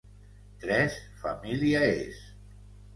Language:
Catalan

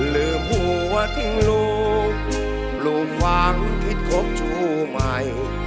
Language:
Thai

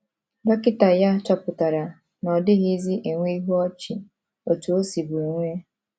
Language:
Igbo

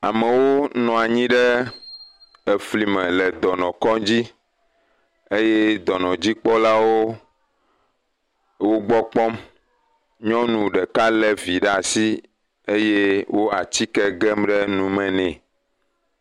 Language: Ewe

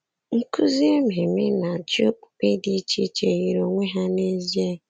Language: Igbo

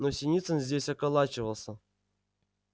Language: Russian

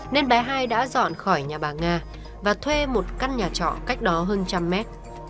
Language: Vietnamese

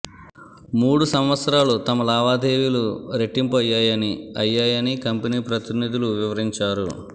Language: Telugu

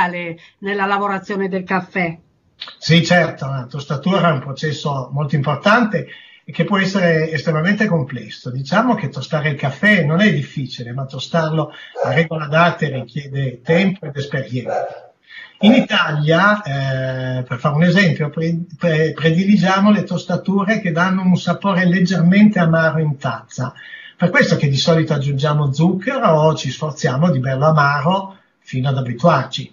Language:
Italian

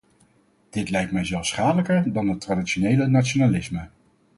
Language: Dutch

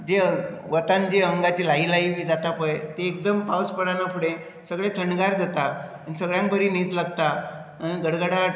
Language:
Konkani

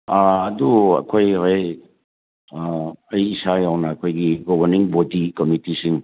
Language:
Manipuri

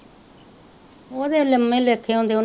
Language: Punjabi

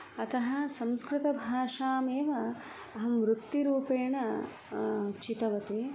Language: Sanskrit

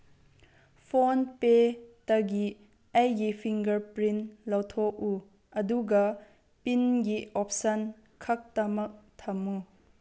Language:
Manipuri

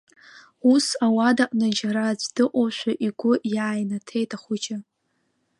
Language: Abkhazian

